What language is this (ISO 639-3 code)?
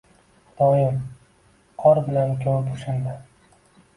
uzb